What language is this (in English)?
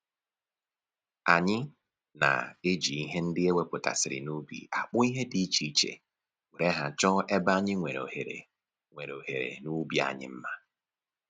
Igbo